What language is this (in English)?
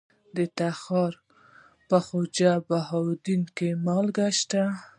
Pashto